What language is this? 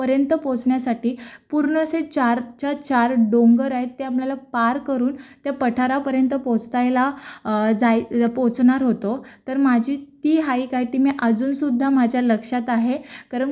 Marathi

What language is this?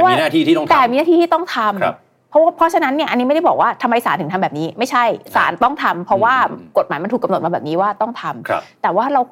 Thai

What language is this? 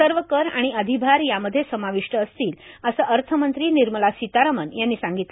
Marathi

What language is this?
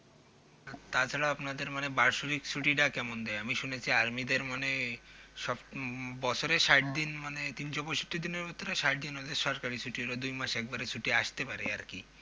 Bangla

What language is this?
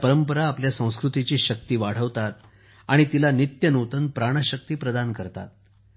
Marathi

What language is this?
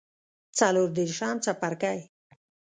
Pashto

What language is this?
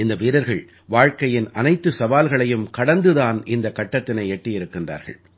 Tamil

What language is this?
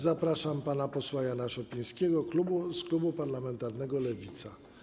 Polish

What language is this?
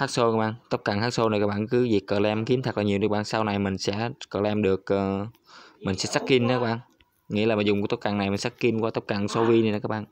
Vietnamese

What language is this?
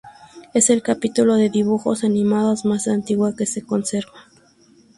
Spanish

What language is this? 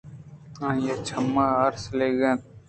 Eastern Balochi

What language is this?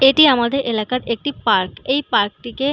Bangla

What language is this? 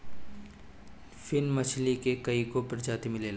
Bhojpuri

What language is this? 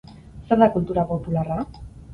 Basque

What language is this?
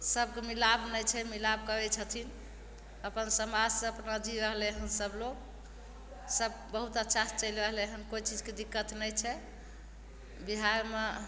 Maithili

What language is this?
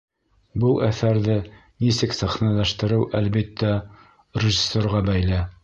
Bashkir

